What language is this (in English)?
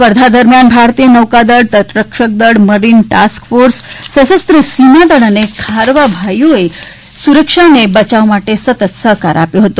Gujarati